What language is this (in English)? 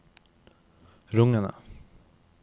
Norwegian